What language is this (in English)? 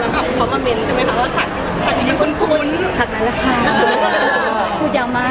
Thai